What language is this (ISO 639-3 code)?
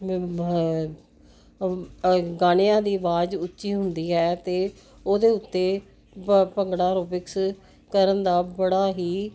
pan